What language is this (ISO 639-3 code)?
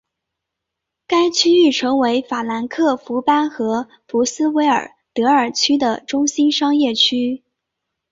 zho